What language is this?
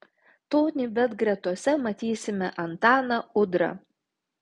Lithuanian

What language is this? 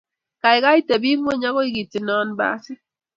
Kalenjin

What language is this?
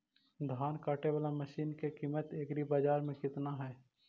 Magahi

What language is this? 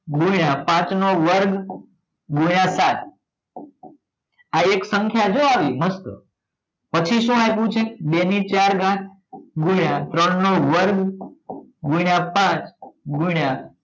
Gujarati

